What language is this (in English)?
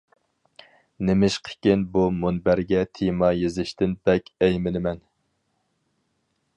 Uyghur